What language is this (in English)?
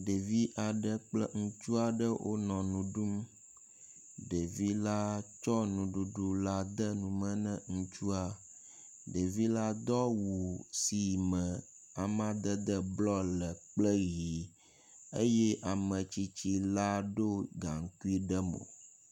Ewe